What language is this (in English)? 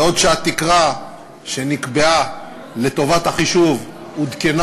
Hebrew